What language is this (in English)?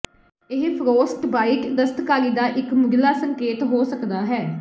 Punjabi